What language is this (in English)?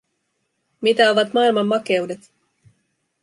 Finnish